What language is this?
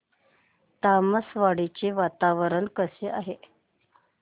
Marathi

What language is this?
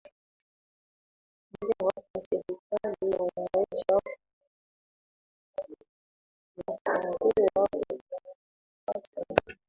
Swahili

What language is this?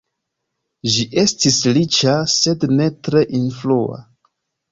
Esperanto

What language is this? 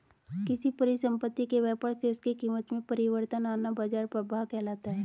Hindi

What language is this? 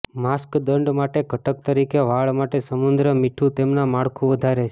Gujarati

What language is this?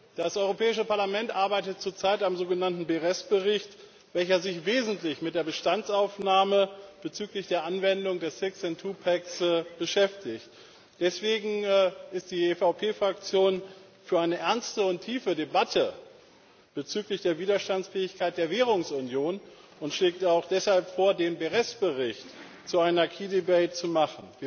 German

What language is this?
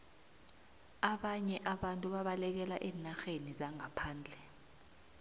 South Ndebele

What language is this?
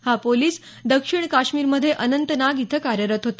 Marathi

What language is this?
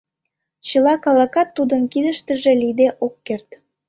Mari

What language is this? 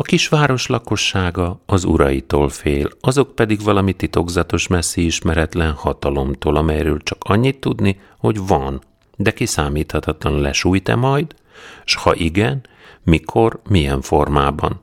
Hungarian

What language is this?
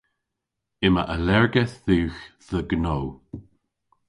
Cornish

